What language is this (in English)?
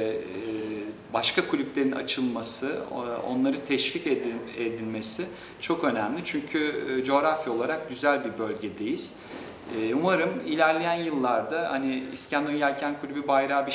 Turkish